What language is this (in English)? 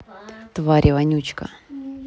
Russian